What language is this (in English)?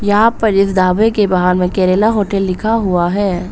Hindi